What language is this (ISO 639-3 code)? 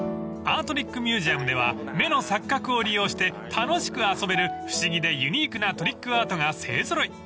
jpn